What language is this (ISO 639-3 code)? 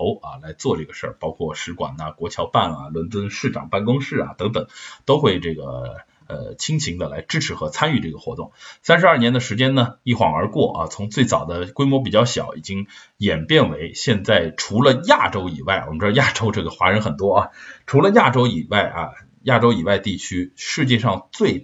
zho